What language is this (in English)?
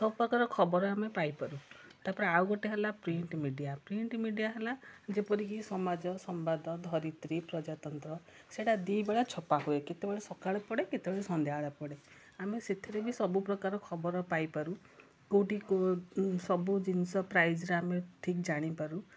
Odia